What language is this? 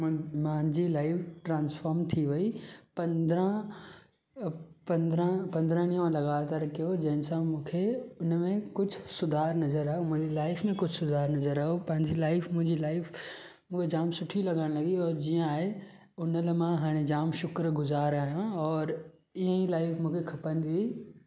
Sindhi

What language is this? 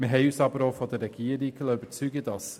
Swiss German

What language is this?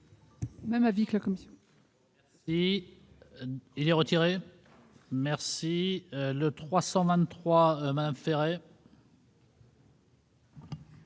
French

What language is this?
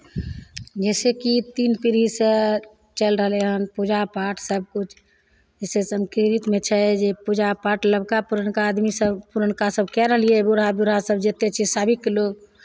Maithili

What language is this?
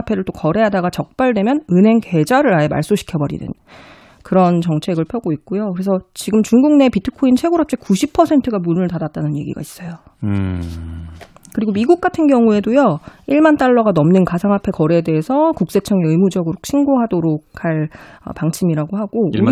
Korean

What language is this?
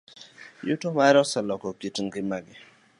Luo (Kenya and Tanzania)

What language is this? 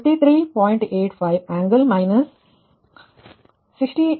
Kannada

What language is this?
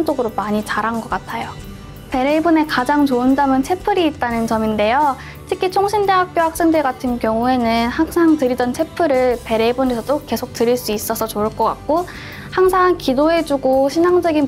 Korean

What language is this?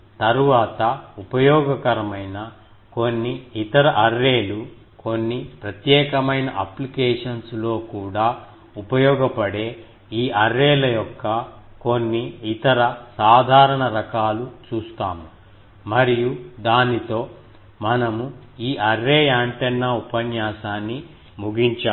Telugu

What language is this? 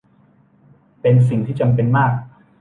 Thai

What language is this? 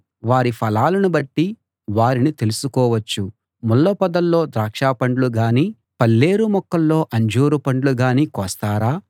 Telugu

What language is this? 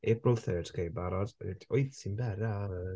Welsh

